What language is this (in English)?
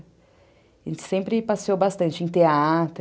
Portuguese